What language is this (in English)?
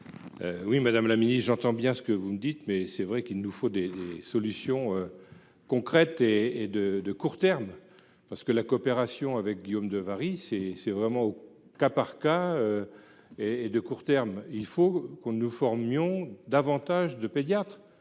French